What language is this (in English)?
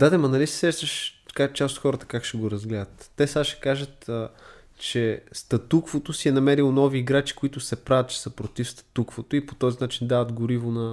Bulgarian